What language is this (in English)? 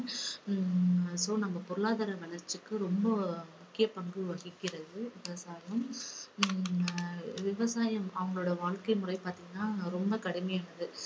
Tamil